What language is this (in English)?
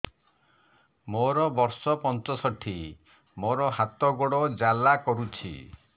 Odia